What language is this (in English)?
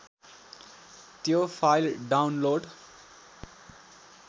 Nepali